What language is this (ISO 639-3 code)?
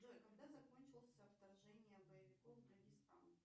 rus